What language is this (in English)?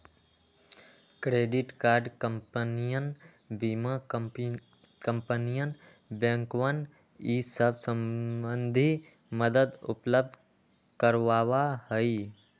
Magahi